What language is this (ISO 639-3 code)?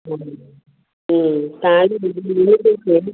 snd